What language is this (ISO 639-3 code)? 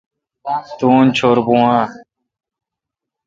xka